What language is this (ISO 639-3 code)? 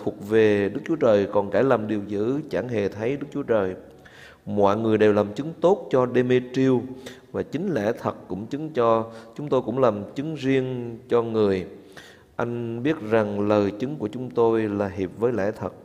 vie